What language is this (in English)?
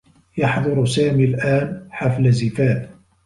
Arabic